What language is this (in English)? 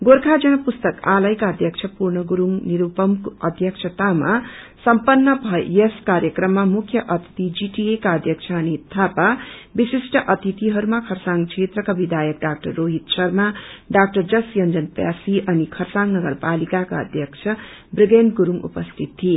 Nepali